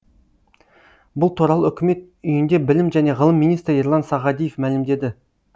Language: Kazakh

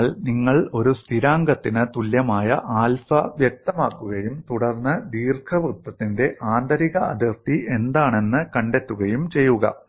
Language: Malayalam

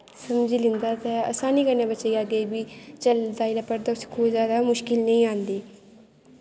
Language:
Dogri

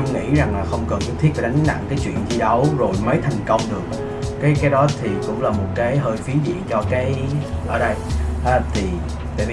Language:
Vietnamese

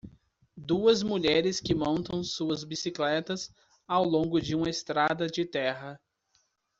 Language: Portuguese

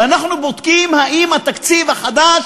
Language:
Hebrew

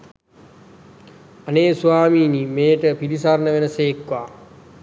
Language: Sinhala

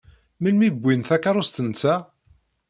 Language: Kabyle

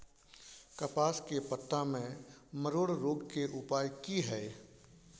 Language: Maithili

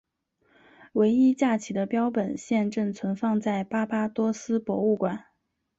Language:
Chinese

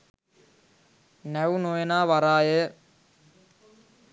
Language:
Sinhala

